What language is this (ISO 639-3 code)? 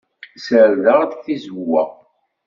kab